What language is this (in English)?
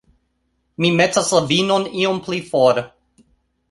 Esperanto